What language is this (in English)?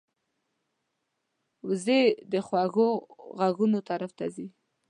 Pashto